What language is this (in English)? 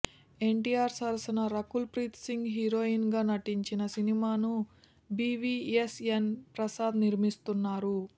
Telugu